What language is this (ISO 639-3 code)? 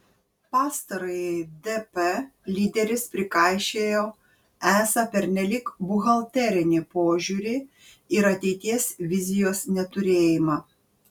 lit